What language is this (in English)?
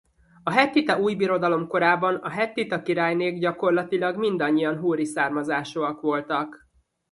Hungarian